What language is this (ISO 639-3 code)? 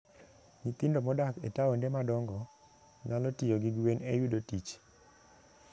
luo